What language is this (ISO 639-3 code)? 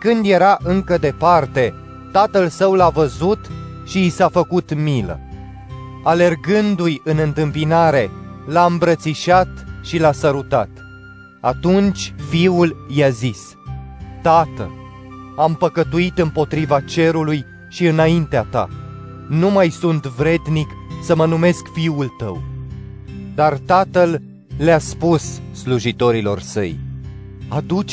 ron